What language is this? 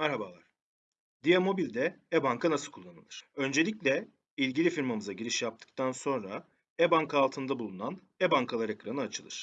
Turkish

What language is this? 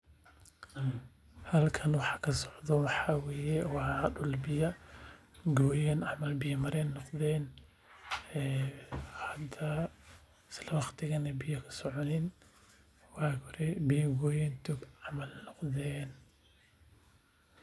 Somali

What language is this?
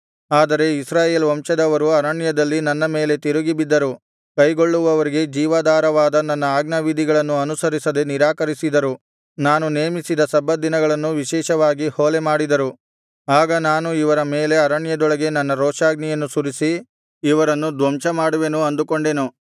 Kannada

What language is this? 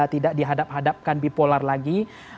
Indonesian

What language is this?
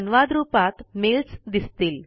Marathi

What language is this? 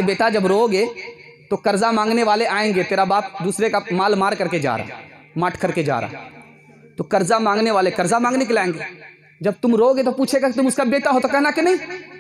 Hindi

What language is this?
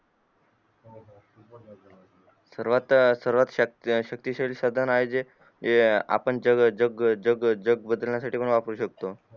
Marathi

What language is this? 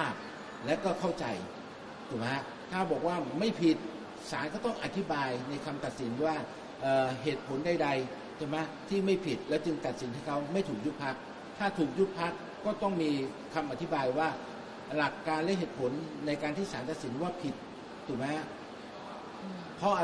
Thai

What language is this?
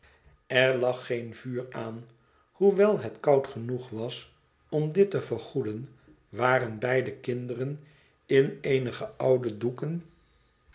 Dutch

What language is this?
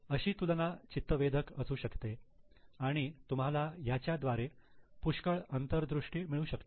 Marathi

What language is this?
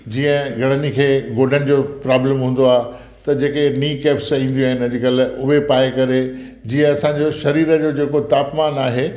Sindhi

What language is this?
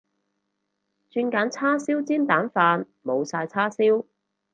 Cantonese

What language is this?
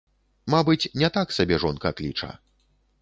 Belarusian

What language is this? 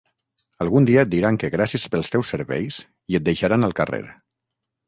Catalan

